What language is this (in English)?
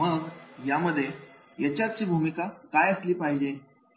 Marathi